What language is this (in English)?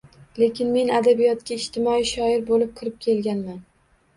Uzbek